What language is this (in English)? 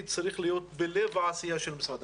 Hebrew